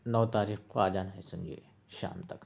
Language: Urdu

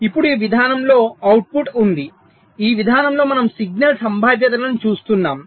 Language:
Telugu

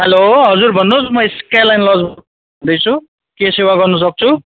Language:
Nepali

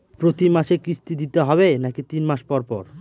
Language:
Bangla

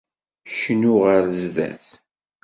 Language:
Kabyle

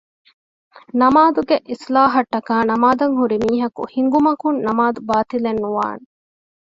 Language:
Divehi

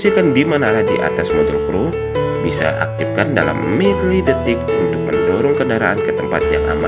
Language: Indonesian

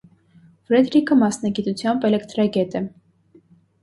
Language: Armenian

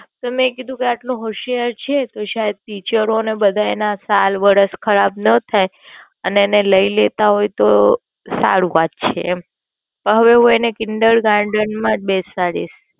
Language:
Gujarati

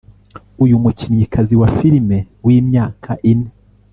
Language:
Kinyarwanda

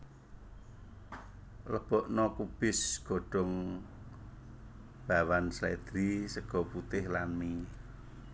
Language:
Javanese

